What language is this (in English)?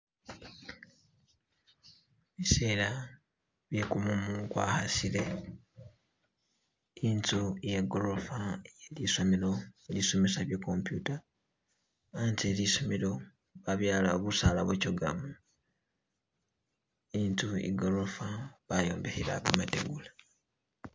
Masaaba